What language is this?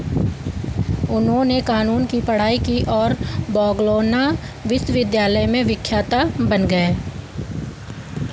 Hindi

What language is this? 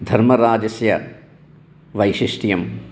Sanskrit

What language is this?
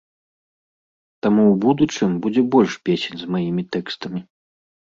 Belarusian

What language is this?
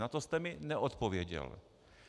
Czech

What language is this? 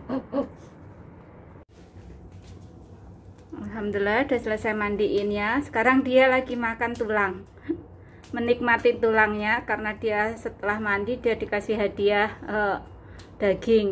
Indonesian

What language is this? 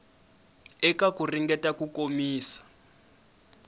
Tsonga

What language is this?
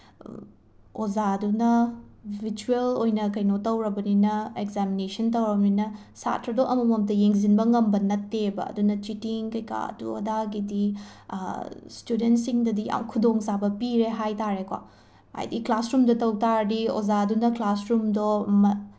Manipuri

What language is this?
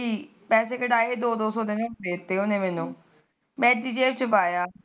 Punjabi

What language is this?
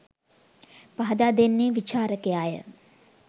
Sinhala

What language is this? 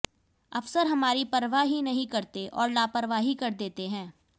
Hindi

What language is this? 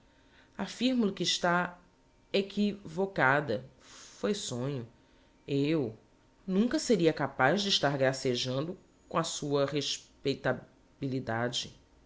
Portuguese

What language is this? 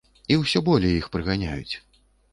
Belarusian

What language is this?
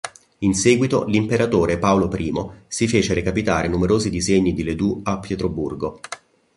Italian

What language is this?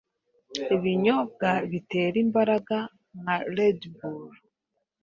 Kinyarwanda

